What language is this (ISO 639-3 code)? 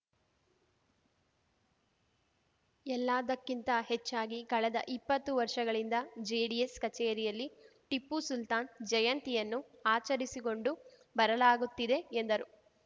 kan